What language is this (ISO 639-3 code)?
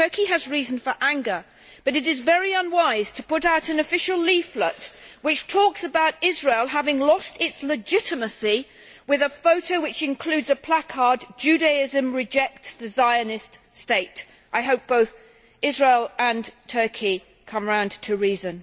eng